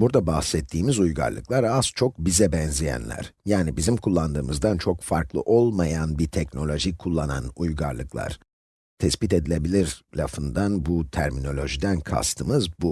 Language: Turkish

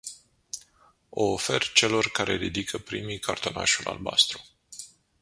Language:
Romanian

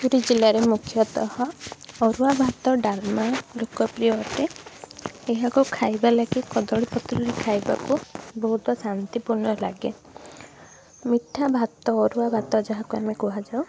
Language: Odia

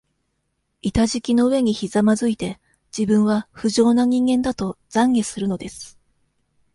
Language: Japanese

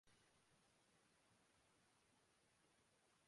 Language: Urdu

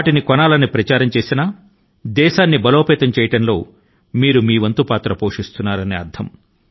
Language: Telugu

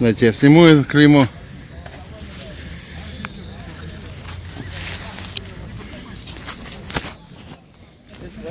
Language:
Russian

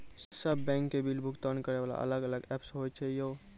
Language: Maithili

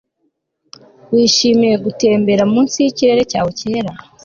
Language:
Kinyarwanda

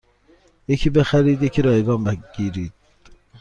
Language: Persian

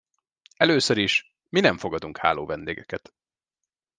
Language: Hungarian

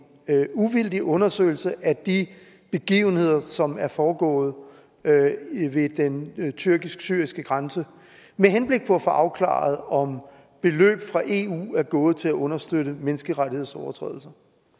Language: Danish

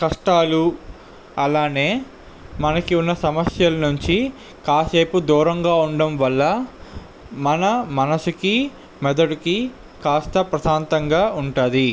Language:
Telugu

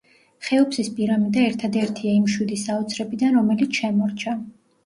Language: Georgian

